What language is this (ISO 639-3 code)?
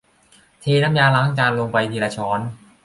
tha